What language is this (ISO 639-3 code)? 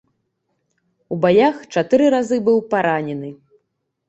bel